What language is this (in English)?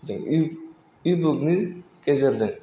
Bodo